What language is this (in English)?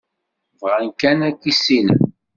Kabyle